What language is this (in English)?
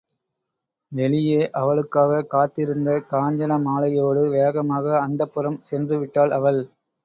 Tamil